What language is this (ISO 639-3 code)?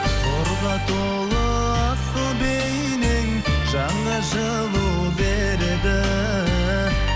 kaz